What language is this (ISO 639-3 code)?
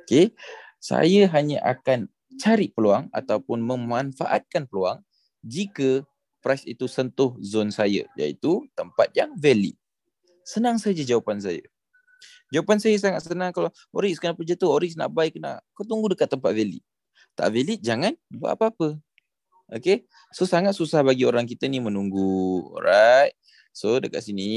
msa